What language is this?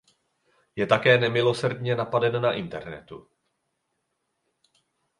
Czech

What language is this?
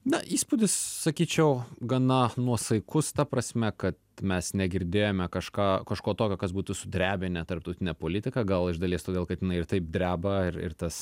Lithuanian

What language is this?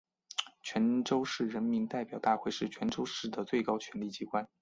Chinese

